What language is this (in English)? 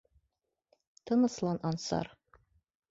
Bashkir